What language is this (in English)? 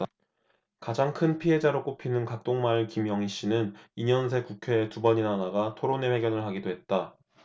Korean